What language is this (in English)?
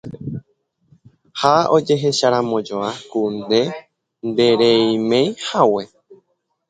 Guarani